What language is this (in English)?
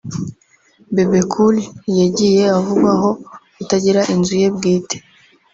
Kinyarwanda